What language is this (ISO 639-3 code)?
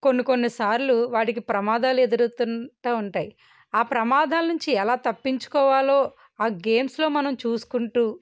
tel